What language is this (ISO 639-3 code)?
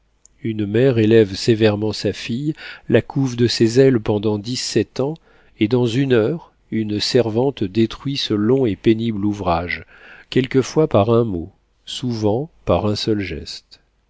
fra